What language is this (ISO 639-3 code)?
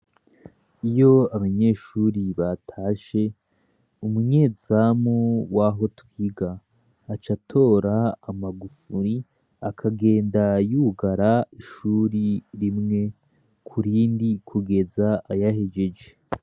run